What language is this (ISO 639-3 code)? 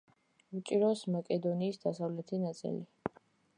kat